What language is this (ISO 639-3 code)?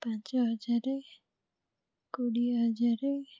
ori